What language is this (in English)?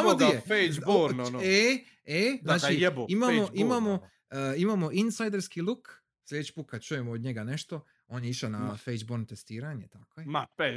Croatian